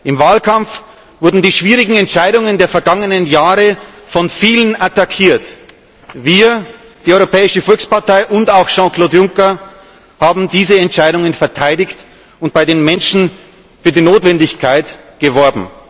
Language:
German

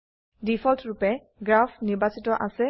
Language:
Assamese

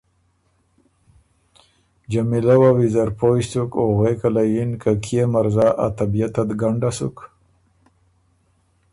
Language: Ormuri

